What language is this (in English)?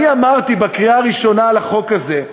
Hebrew